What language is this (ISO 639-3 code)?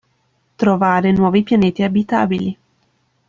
ita